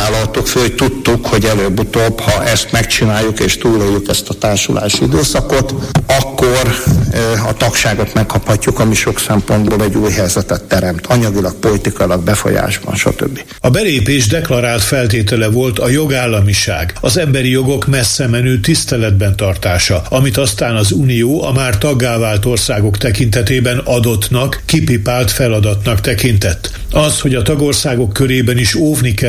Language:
Hungarian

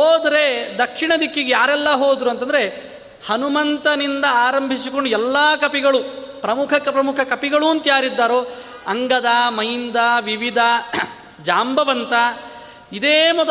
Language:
Kannada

